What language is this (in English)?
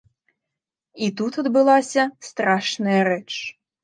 Belarusian